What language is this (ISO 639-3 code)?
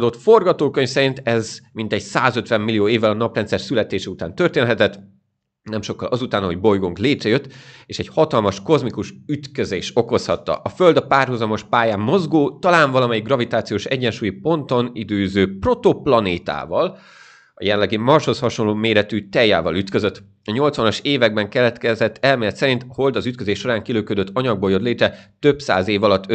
hun